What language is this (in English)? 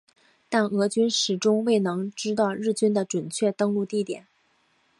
Chinese